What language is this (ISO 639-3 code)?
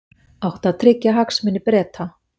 isl